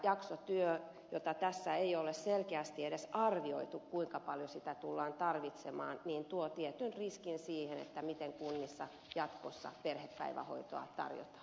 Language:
Finnish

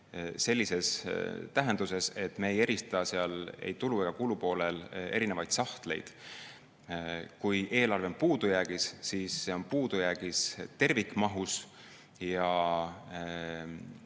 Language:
Estonian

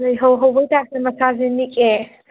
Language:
Manipuri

